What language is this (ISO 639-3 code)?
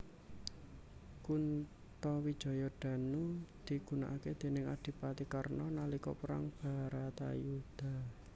jav